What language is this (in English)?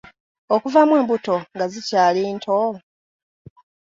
Ganda